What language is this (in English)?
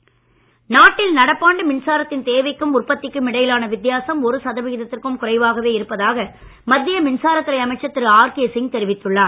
Tamil